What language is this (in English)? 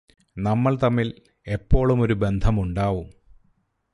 Malayalam